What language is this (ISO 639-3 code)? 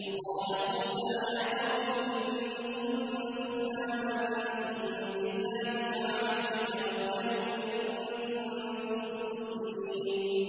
ara